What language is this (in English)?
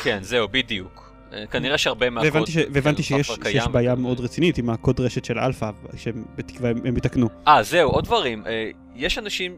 Hebrew